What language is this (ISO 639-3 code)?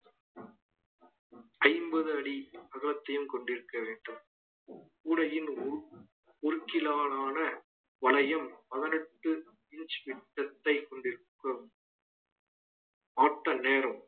tam